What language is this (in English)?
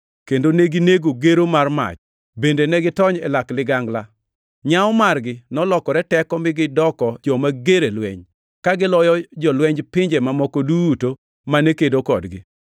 Luo (Kenya and Tanzania)